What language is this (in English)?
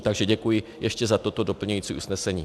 Czech